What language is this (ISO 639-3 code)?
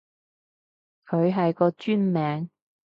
yue